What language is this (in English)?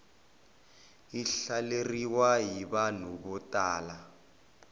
Tsonga